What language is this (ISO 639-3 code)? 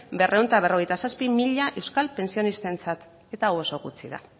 eus